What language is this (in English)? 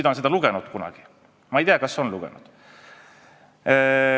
Estonian